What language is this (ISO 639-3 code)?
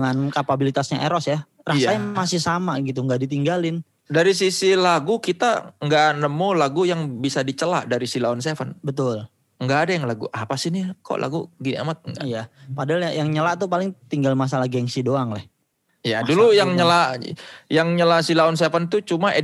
ind